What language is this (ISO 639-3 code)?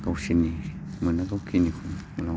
brx